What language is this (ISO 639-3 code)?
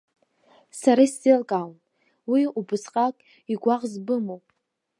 abk